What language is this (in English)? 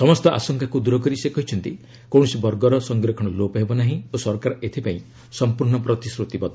Odia